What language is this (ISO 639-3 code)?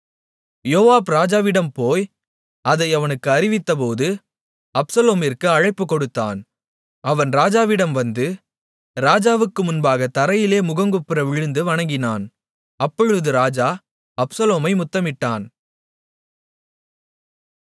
tam